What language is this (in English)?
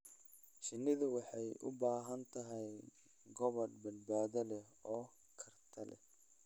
Somali